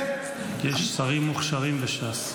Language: Hebrew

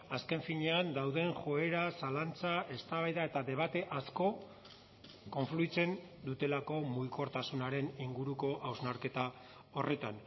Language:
Basque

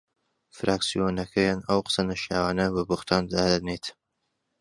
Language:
Central Kurdish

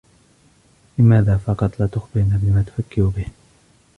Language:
Arabic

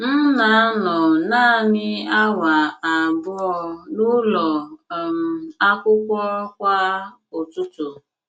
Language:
Igbo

